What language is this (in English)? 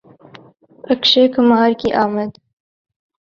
Urdu